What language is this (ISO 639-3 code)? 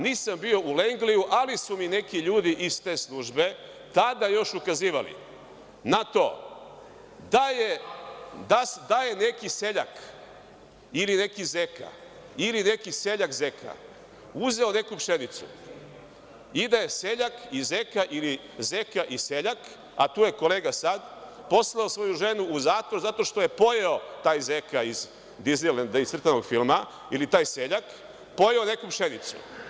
srp